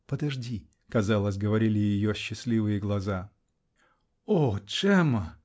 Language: Russian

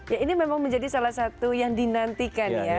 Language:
Indonesian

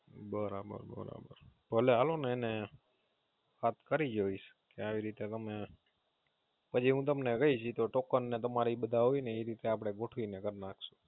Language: Gujarati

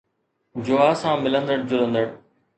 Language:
Sindhi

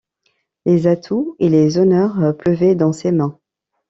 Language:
French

